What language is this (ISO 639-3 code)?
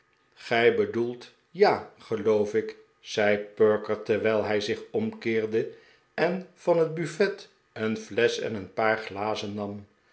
nld